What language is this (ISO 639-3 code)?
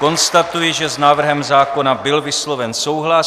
ces